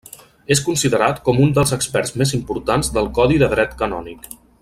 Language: Catalan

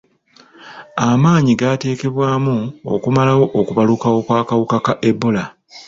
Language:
Ganda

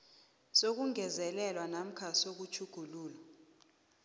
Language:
South Ndebele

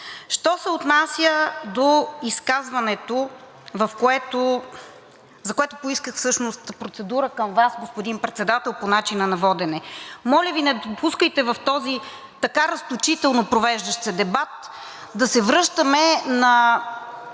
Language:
Bulgarian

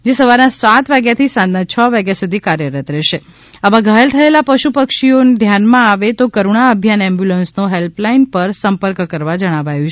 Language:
Gujarati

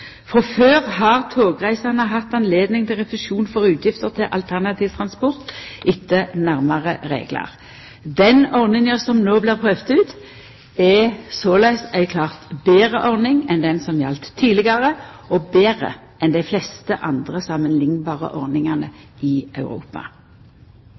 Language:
Norwegian Nynorsk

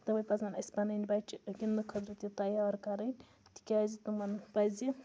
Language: Kashmiri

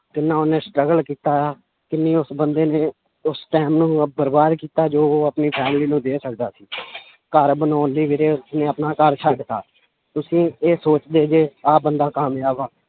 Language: Punjabi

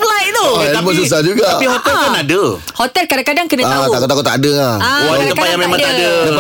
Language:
Malay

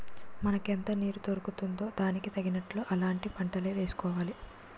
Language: Telugu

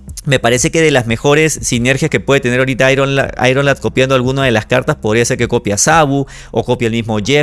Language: Spanish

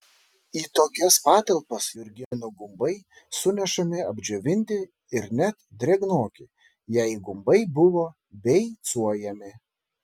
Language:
Lithuanian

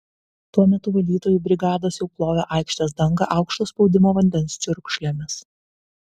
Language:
Lithuanian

